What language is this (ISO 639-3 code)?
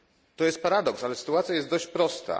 pol